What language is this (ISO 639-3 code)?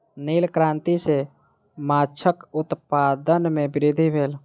mai